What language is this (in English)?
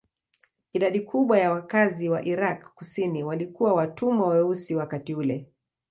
Swahili